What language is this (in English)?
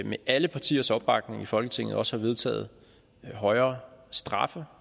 Danish